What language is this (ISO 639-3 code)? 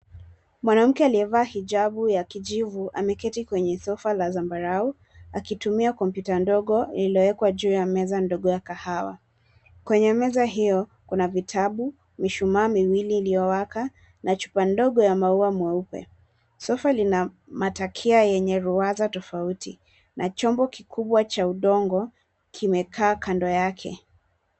swa